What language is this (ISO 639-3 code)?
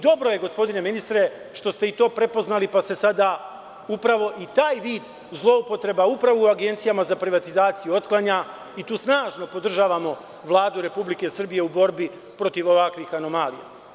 srp